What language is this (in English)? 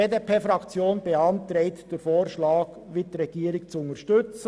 Swiss German